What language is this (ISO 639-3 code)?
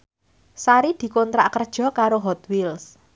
jav